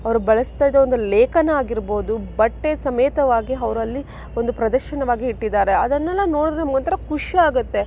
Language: Kannada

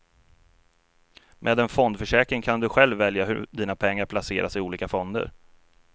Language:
Swedish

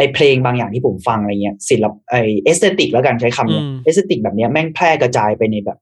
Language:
Thai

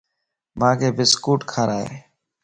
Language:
Lasi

